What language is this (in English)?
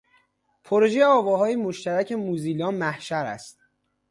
Persian